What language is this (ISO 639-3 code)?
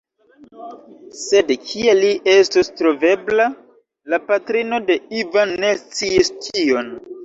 epo